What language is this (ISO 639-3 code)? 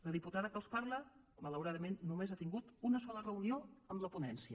cat